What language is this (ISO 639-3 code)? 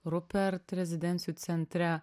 lit